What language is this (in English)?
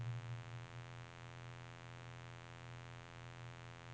Norwegian